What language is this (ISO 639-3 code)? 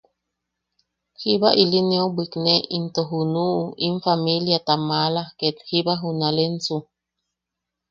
yaq